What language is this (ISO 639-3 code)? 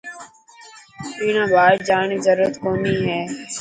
mki